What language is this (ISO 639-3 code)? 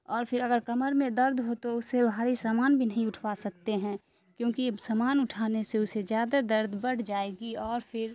urd